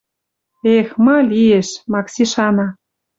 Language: Western Mari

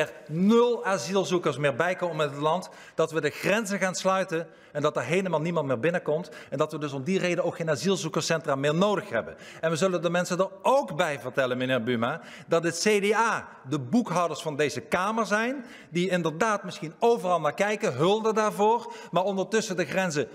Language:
Dutch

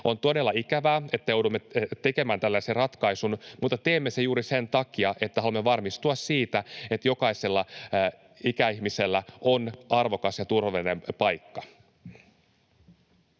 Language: Finnish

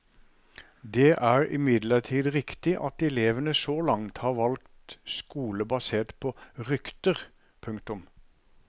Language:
Norwegian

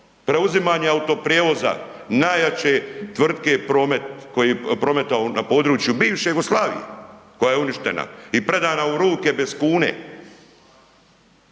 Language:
Croatian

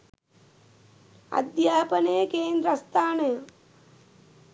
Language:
Sinhala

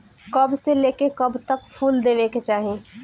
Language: Bhojpuri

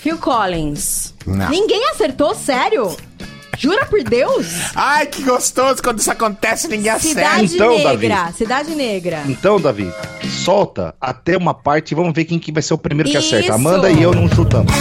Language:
Portuguese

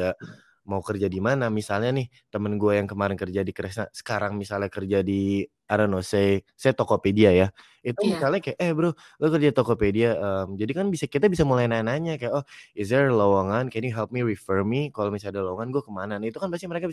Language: Indonesian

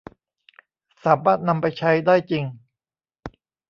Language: Thai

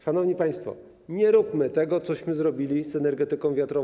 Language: Polish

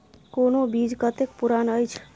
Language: Maithili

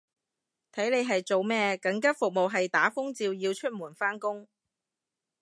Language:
Cantonese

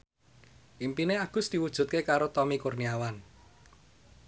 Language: Javanese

